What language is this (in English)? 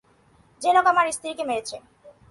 Bangla